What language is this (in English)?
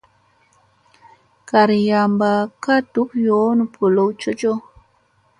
Musey